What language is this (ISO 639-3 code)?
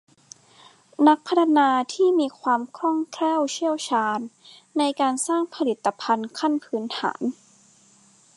tha